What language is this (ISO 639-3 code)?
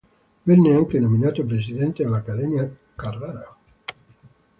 ita